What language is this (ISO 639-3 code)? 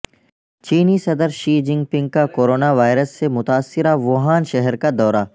urd